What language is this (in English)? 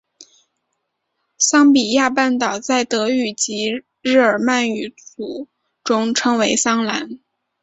Chinese